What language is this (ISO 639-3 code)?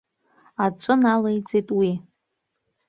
abk